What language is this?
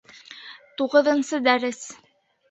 Bashkir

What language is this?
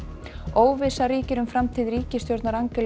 Icelandic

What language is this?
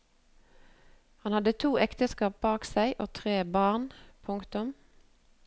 Norwegian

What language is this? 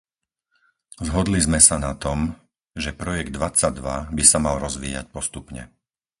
Slovak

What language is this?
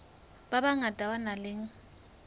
Southern Sotho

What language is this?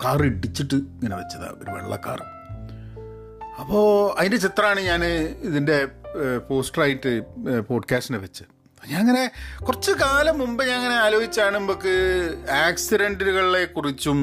Malayalam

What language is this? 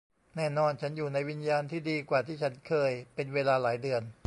Thai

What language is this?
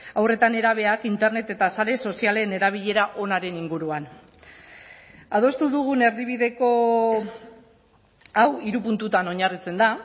Basque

